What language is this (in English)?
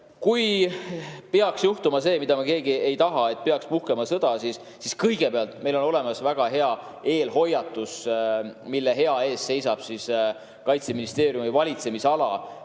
Estonian